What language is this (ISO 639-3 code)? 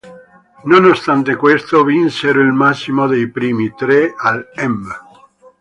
ita